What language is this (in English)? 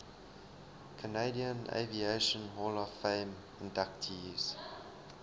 English